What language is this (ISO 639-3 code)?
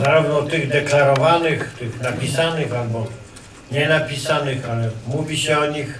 pol